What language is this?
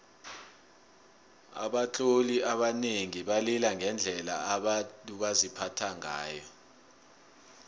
South Ndebele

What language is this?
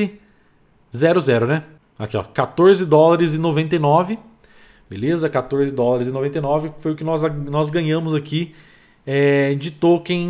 Portuguese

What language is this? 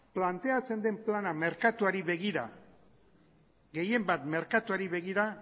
Basque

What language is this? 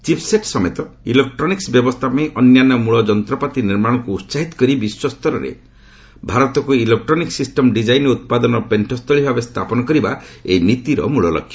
Odia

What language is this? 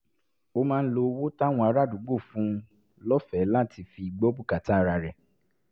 Yoruba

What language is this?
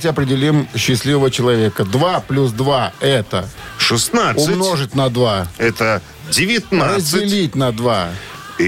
Russian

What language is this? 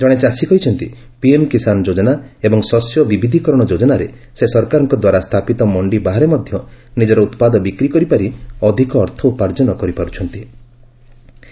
Odia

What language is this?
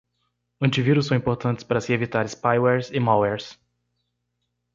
Portuguese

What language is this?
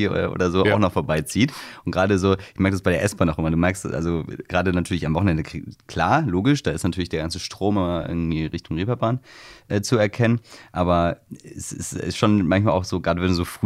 German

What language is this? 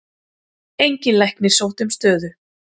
Icelandic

